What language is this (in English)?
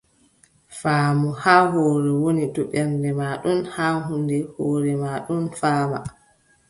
Adamawa Fulfulde